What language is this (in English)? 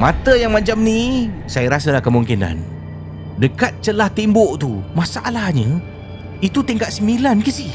Malay